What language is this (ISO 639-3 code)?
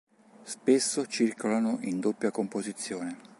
ita